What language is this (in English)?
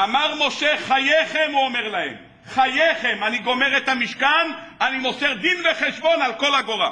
Hebrew